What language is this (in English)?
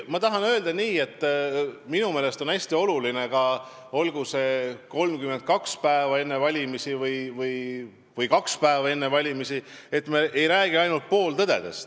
Estonian